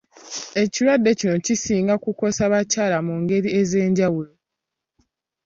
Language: Ganda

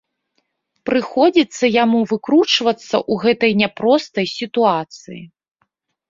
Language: Belarusian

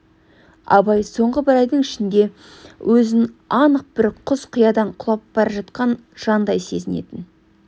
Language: Kazakh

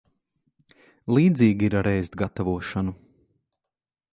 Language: Latvian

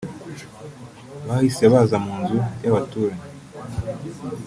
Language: Kinyarwanda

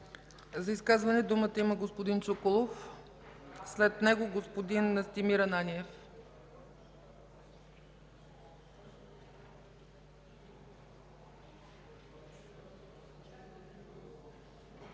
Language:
Bulgarian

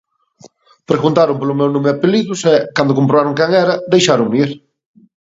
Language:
Galician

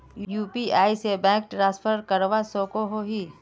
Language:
Magahi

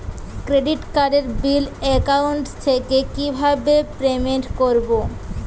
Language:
Bangla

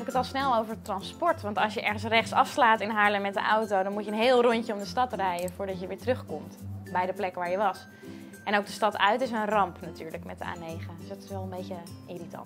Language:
Dutch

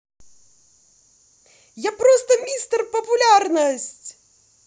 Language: Russian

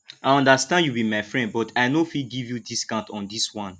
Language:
Nigerian Pidgin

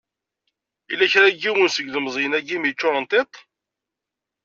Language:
Kabyle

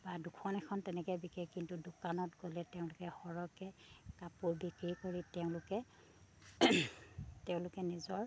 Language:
Assamese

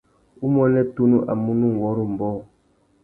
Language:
Tuki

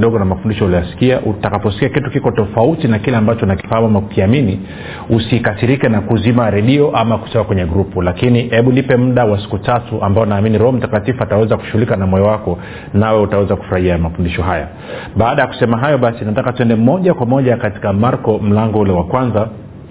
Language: Swahili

